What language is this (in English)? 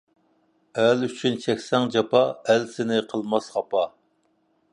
Uyghur